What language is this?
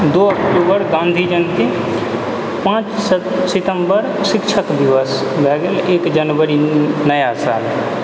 Maithili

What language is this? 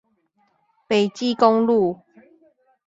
Chinese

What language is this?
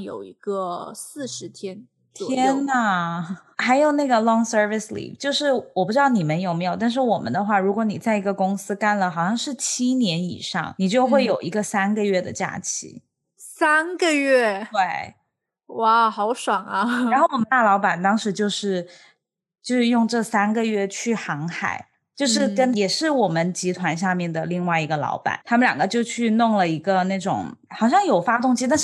Chinese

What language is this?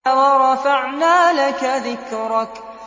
Arabic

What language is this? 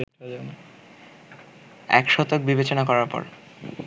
Bangla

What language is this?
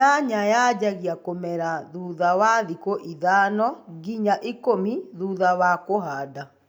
Kikuyu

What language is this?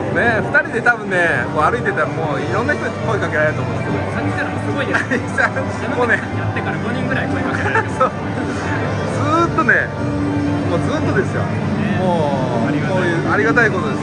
Japanese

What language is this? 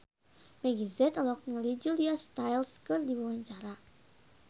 Sundanese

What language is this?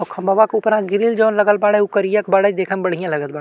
Bhojpuri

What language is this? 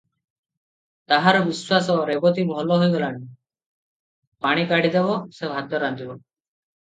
Odia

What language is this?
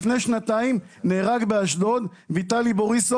Hebrew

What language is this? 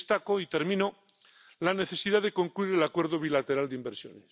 Spanish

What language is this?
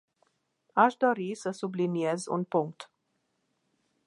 Romanian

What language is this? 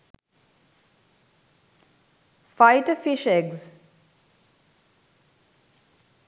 Sinhala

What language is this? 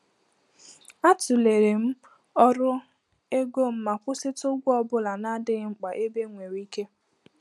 Igbo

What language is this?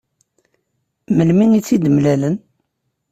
Kabyle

